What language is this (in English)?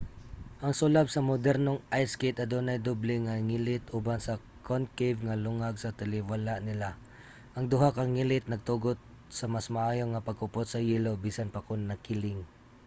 Cebuano